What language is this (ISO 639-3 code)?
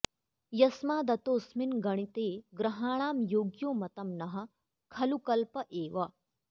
san